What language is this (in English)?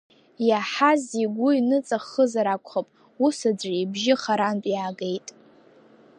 Abkhazian